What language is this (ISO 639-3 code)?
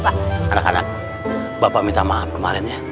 ind